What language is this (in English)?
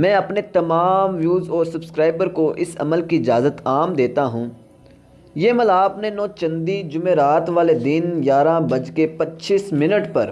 Hindi